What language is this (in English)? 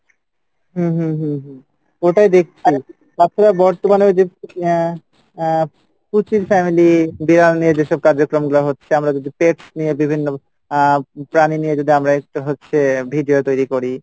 Bangla